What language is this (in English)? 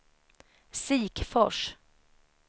Swedish